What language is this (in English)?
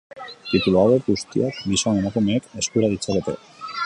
Basque